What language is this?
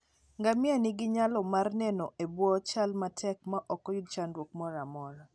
Luo (Kenya and Tanzania)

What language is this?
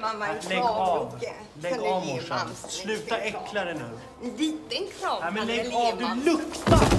Swedish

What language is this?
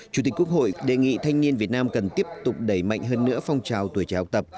Vietnamese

